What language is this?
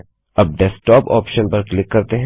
Hindi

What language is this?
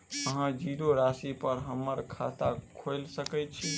Maithili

